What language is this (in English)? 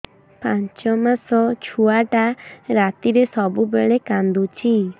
Odia